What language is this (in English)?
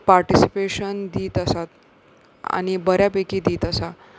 Konkani